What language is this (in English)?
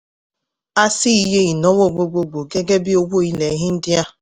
Yoruba